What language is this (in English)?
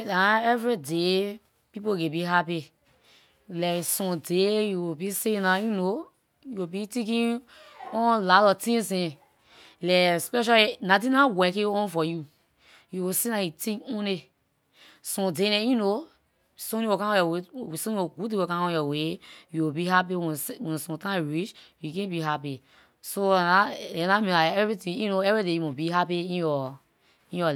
Liberian English